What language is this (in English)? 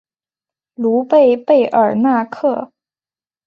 Chinese